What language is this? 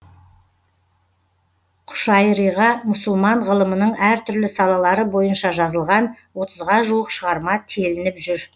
Kazakh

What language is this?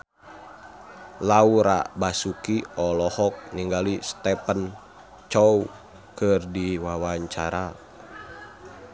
Sundanese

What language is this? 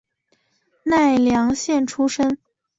Chinese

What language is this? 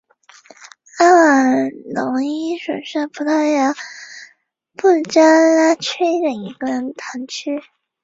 Chinese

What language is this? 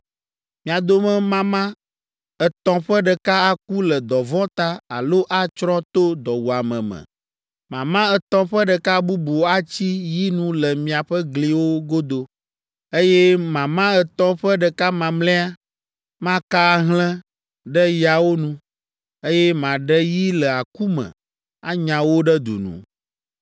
Ewe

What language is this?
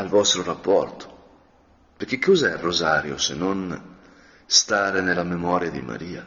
Italian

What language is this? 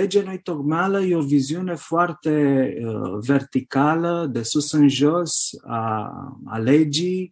Romanian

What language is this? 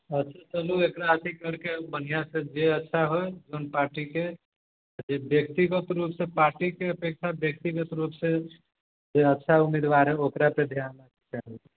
Maithili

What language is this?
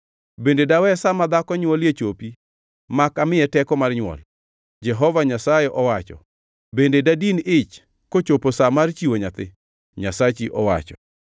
Luo (Kenya and Tanzania)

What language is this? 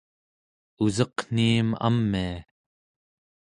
Central Yupik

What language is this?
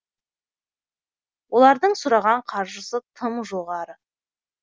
Kazakh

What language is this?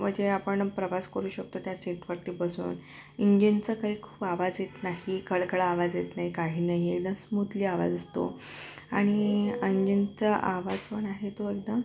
Marathi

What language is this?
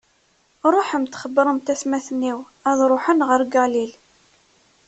Kabyle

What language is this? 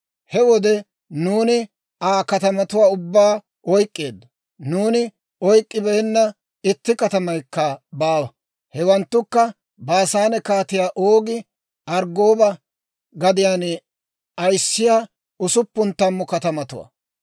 Dawro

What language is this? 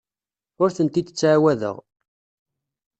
Kabyle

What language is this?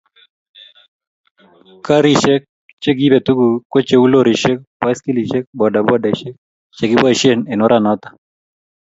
Kalenjin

